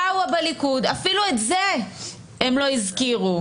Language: Hebrew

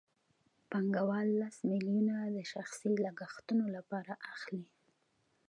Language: Pashto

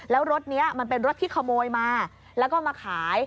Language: Thai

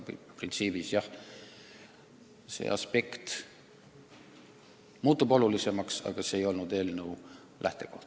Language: Estonian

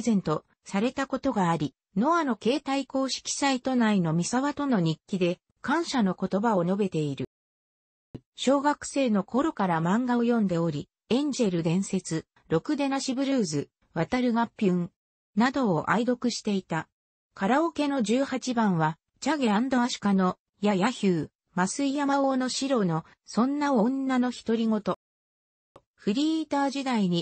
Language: Japanese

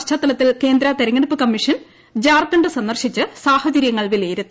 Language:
Malayalam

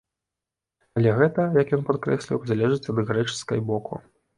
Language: Belarusian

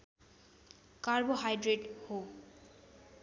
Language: Nepali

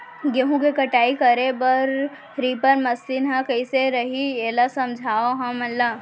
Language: Chhattisgarhi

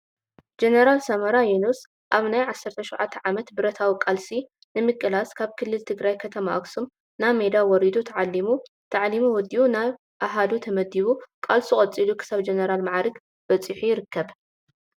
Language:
Tigrinya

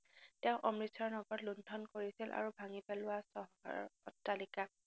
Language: Assamese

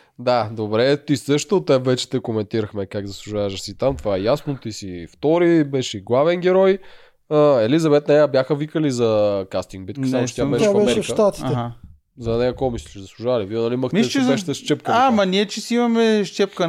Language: Bulgarian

